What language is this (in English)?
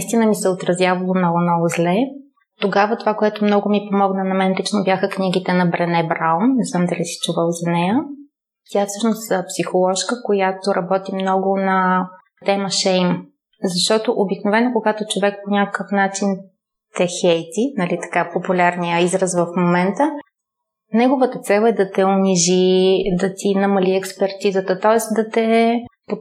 Bulgarian